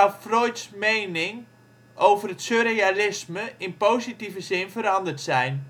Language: Dutch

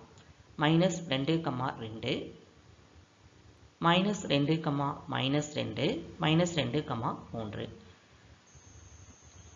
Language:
Tamil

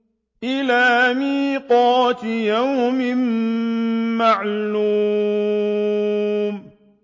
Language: Arabic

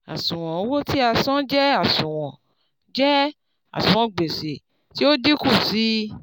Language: Yoruba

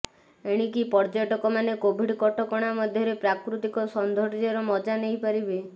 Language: Odia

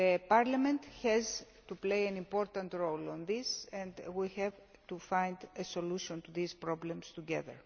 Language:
English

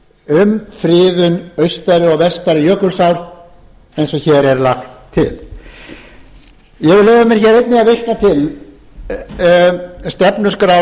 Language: Icelandic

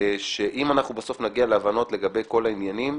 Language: Hebrew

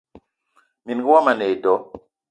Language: Eton (Cameroon)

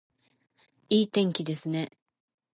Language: Japanese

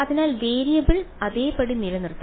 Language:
Malayalam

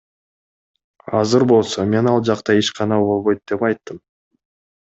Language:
Kyrgyz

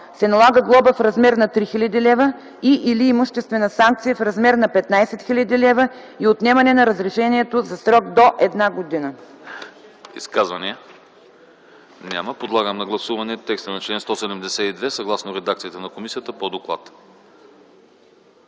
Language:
Bulgarian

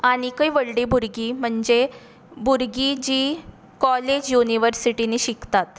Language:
Konkani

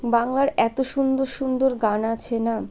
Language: Bangla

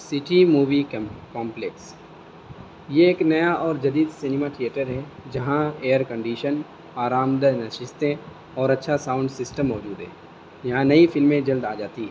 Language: Urdu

